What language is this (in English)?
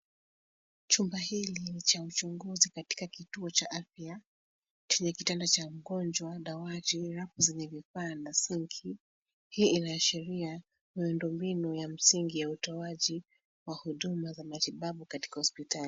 Swahili